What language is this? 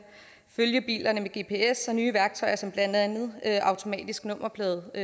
Danish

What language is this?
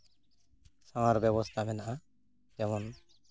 Santali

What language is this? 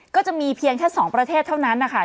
Thai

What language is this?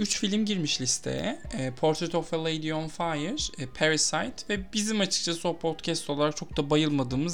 Turkish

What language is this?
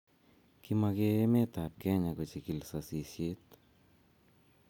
Kalenjin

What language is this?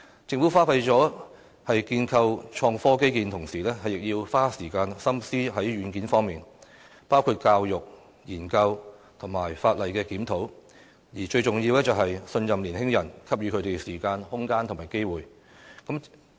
Cantonese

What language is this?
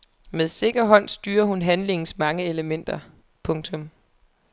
Danish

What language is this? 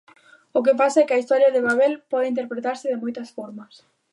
Galician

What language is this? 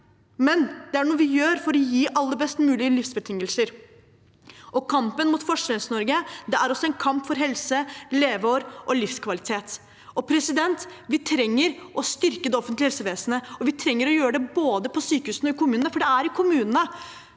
Norwegian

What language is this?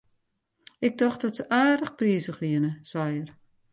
Western Frisian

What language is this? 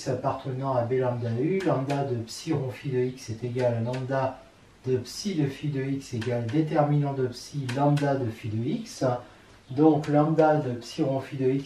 French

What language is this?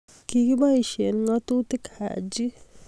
Kalenjin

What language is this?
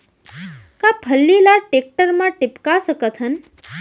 Chhattisgarhi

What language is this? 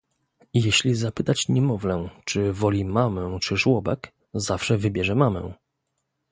Polish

